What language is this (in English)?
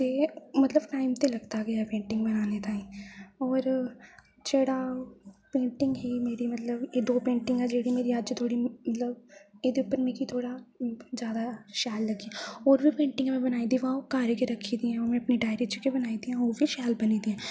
Dogri